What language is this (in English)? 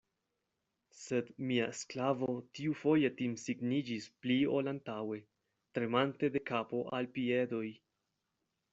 Esperanto